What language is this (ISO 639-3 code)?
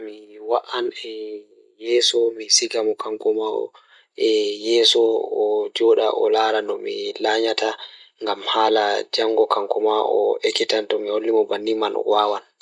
ful